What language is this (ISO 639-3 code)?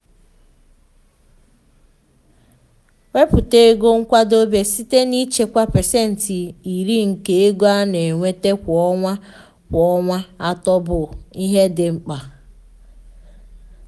ibo